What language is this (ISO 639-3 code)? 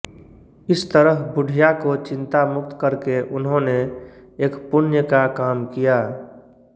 hin